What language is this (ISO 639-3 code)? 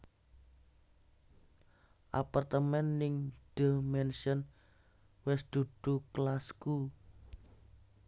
jav